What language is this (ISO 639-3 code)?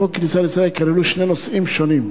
heb